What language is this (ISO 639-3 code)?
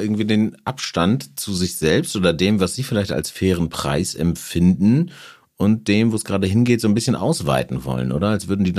deu